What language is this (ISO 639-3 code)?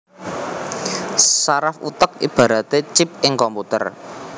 jav